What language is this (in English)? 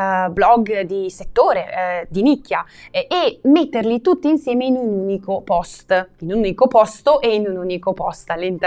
Italian